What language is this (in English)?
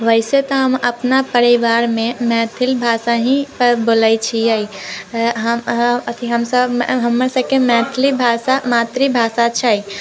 Maithili